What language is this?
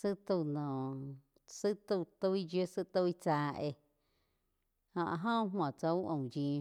Quiotepec Chinantec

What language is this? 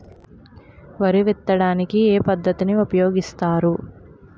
Telugu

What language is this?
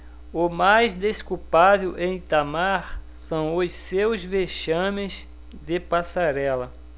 Portuguese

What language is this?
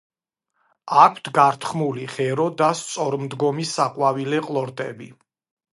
Georgian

